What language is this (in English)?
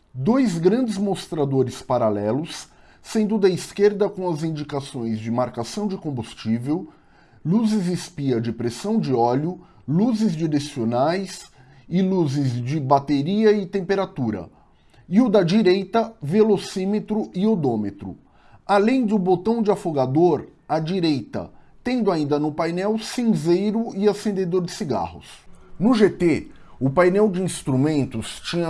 Portuguese